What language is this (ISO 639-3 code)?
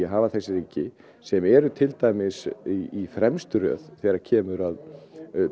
isl